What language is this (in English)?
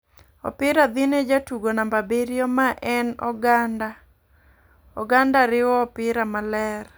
Luo (Kenya and Tanzania)